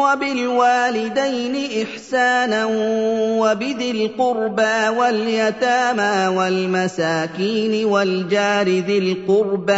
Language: Arabic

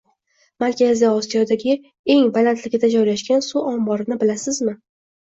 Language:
Uzbek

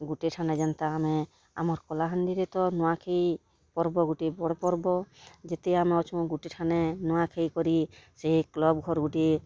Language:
Odia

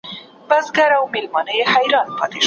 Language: Pashto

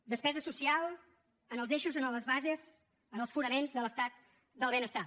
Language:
Catalan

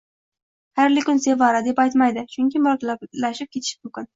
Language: Uzbek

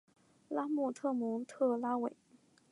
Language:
Chinese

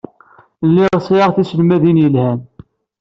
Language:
Kabyle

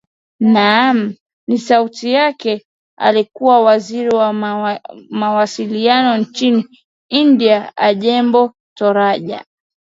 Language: Swahili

